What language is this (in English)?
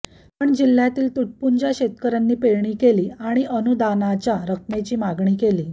Marathi